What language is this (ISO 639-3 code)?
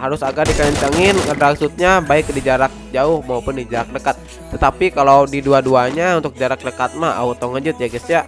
ind